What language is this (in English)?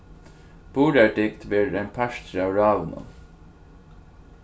Faroese